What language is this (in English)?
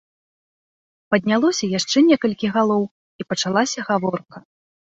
Belarusian